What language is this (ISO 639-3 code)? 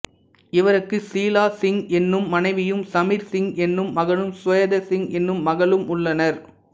tam